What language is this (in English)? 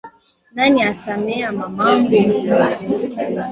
Swahili